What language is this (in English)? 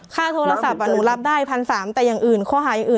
Thai